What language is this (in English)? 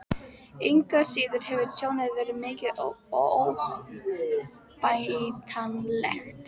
Icelandic